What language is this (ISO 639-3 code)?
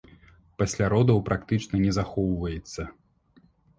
bel